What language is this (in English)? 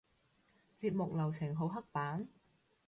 Cantonese